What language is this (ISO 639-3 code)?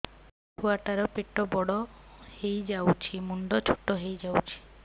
ori